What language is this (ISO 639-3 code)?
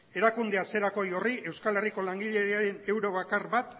eus